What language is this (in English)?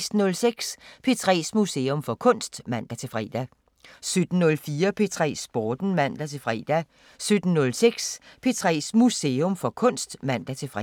Danish